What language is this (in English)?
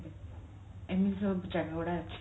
Odia